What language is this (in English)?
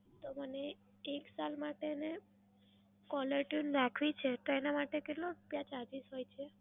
Gujarati